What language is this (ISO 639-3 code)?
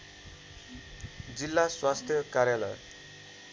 nep